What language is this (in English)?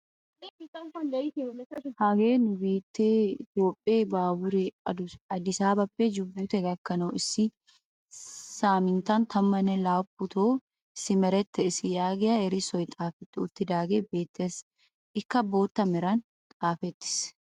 Wolaytta